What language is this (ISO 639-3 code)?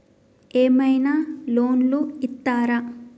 tel